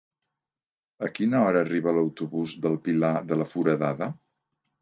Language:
Catalan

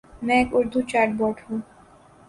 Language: Urdu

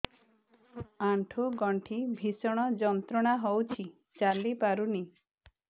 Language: Odia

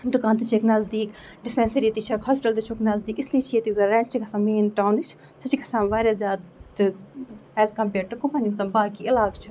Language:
Kashmiri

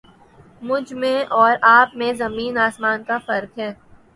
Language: Urdu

